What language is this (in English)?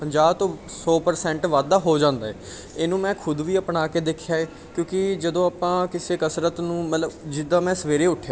Punjabi